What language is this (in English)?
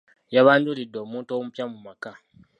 Ganda